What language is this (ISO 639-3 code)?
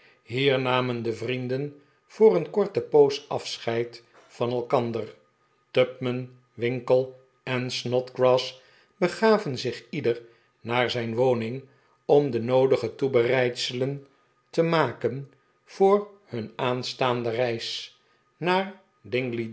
nld